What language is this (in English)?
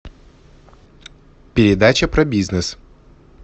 Russian